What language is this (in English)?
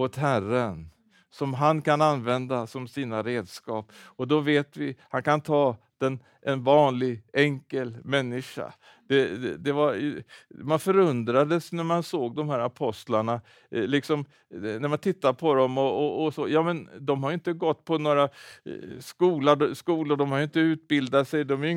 Swedish